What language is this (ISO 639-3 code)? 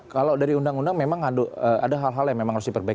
ind